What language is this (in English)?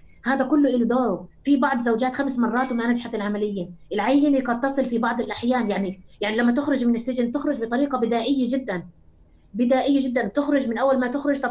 Arabic